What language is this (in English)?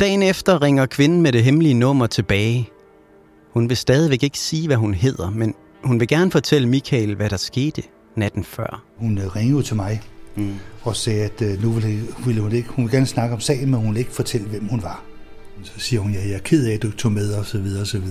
Danish